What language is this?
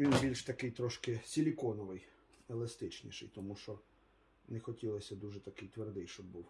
Ukrainian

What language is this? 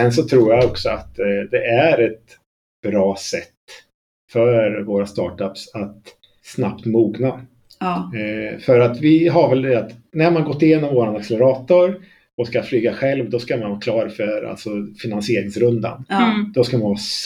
Swedish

